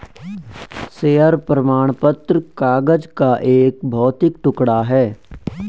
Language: Hindi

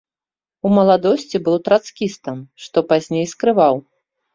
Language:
Belarusian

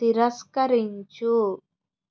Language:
Telugu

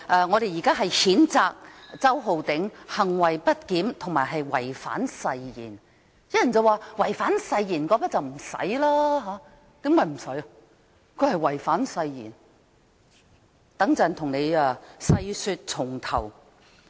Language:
Cantonese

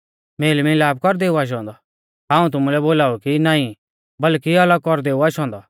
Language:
Mahasu Pahari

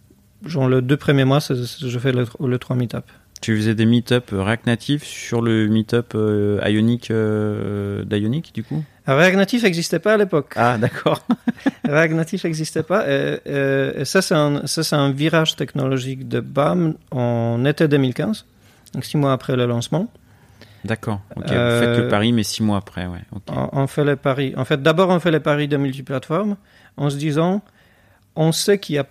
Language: French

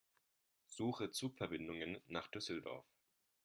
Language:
German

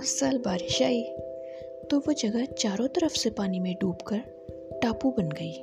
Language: Hindi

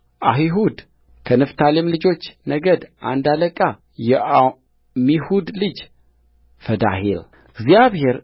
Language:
Amharic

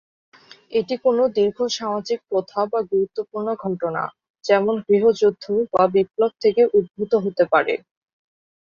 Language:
Bangla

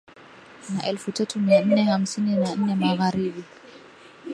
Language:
Swahili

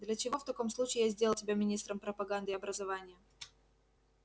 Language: Russian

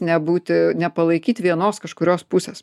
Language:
Lithuanian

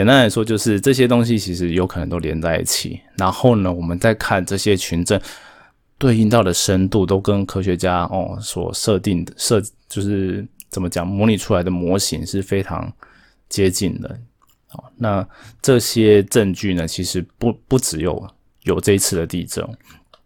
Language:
Chinese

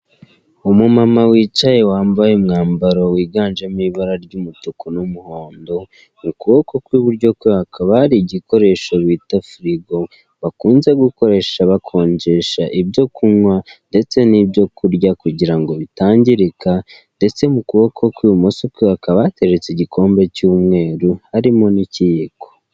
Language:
Kinyarwanda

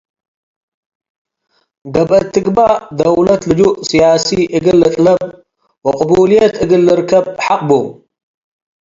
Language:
Tigre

